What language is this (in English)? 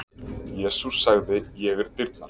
Icelandic